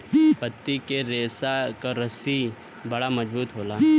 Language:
Bhojpuri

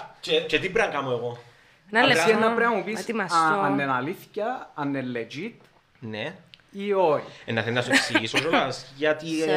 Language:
Greek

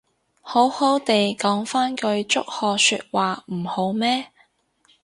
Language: Cantonese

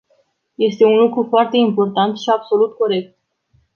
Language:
Romanian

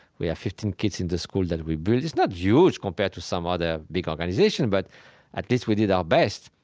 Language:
English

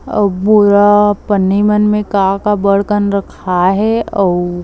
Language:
Chhattisgarhi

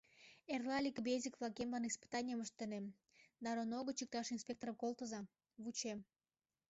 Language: Mari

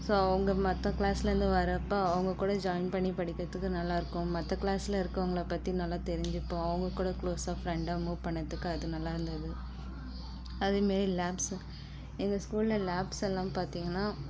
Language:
Tamil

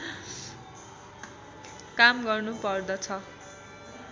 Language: Nepali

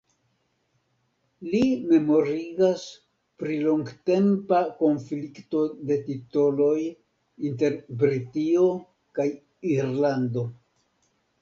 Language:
Esperanto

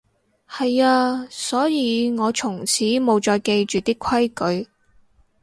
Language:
Cantonese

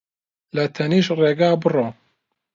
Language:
Central Kurdish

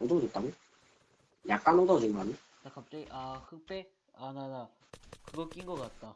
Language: Korean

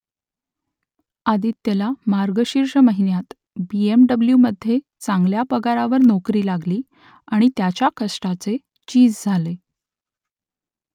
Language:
Marathi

